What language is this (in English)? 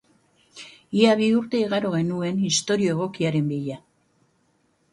Basque